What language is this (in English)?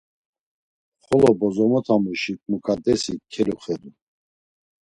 Laz